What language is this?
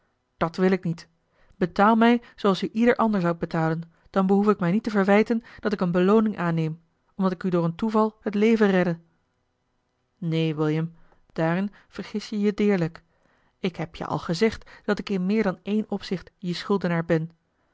Dutch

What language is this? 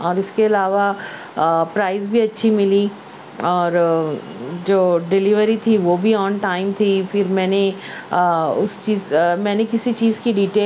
Urdu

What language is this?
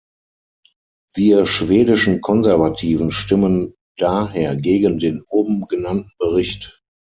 German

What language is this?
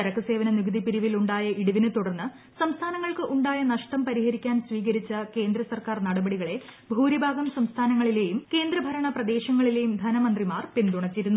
Malayalam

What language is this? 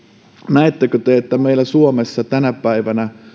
Finnish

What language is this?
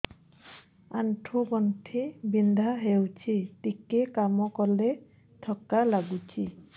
Odia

